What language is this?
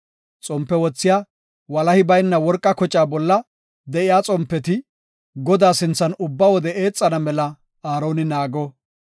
Gofa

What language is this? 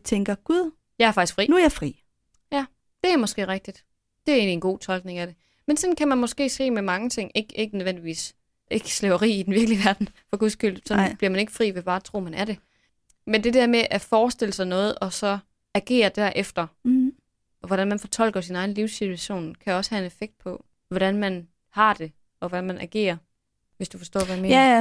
Danish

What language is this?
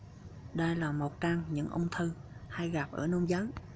Vietnamese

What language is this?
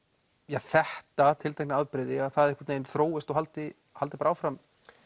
Icelandic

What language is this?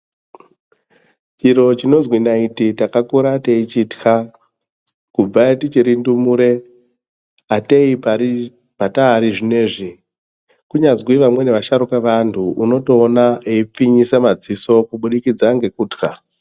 Ndau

